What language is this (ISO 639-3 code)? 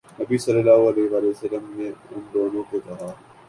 urd